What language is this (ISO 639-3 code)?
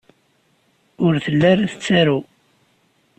kab